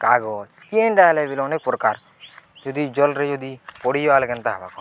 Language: Odia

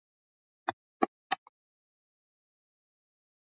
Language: Swahili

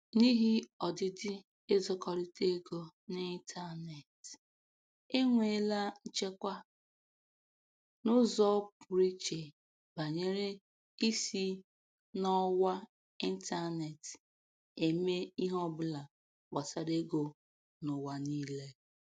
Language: Igbo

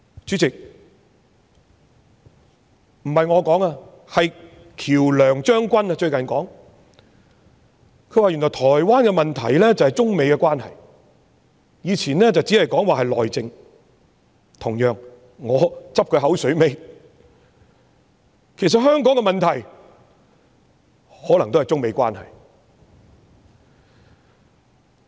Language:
Cantonese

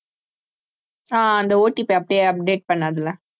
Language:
Tamil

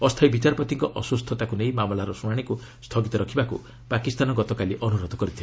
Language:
Odia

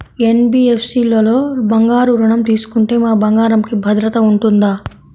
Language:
Telugu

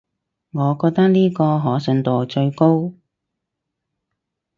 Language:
Cantonese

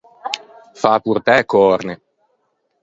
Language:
Ligurian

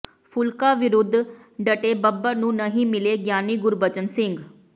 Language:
Punjabi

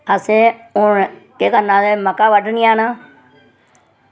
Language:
Dogri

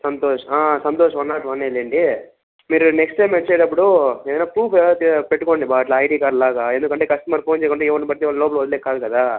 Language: Telugu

